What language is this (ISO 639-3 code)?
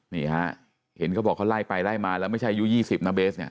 tha